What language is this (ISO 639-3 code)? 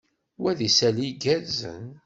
kab